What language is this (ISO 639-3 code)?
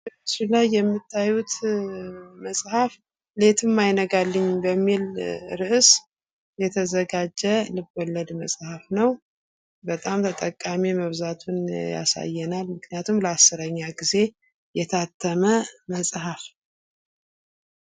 amh